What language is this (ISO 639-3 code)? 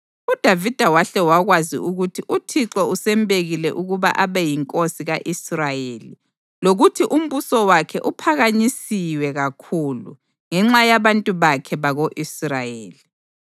nde